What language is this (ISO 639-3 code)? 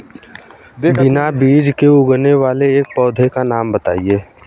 hin